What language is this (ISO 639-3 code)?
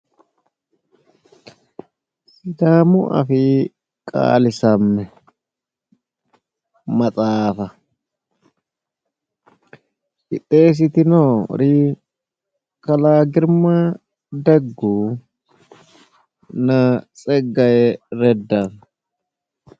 sid